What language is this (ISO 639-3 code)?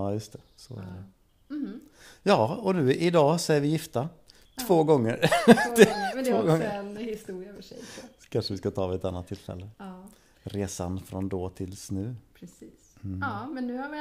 swe